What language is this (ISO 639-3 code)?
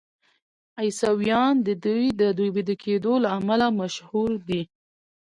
pus